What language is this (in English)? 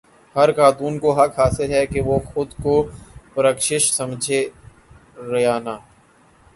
Urdu